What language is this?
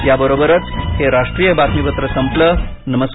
Marathi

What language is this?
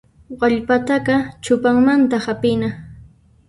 Puno Quechua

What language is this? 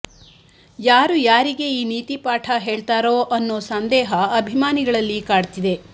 Kannada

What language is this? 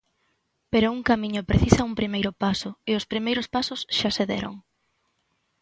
Galician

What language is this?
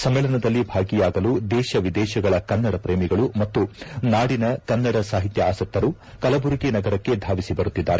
Kannada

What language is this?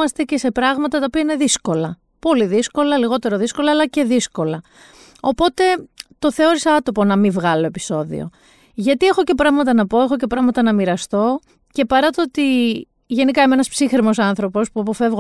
Greek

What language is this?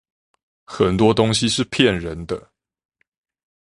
Chinese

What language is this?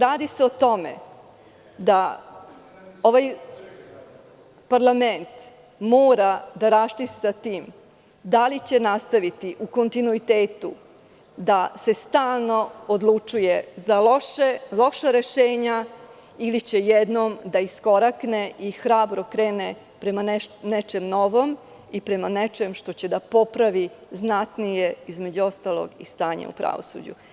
Serbian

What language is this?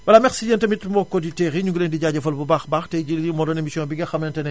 Wolof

